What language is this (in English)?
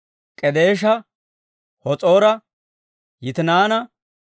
Dawro